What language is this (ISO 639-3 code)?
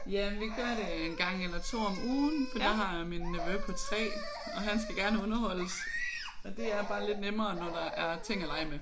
dan